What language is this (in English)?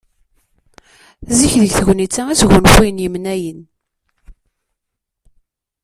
Kabyle